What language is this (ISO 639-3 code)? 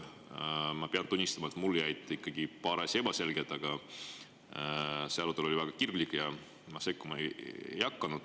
est